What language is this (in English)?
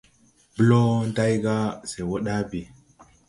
Tupuri